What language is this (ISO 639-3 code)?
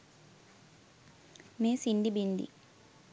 sin